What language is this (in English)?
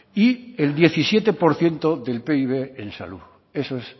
Spanish